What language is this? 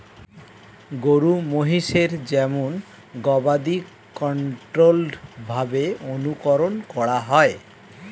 Bangla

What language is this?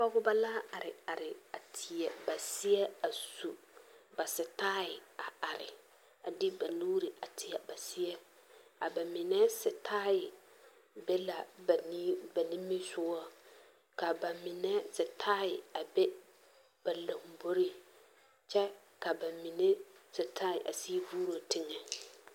Southern Dagaare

